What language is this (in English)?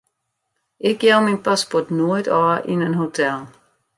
Western Frisian